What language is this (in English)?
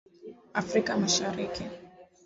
Swahili